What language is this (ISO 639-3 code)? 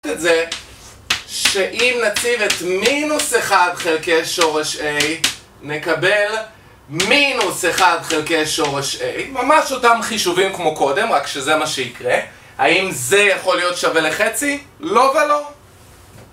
heb